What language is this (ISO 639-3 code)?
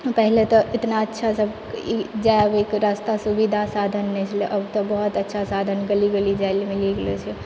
mai